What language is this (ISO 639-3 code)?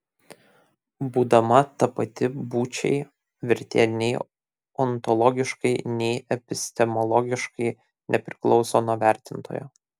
lit